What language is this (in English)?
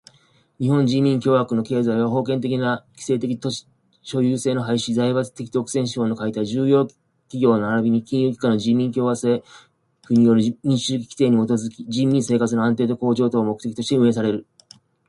Japanese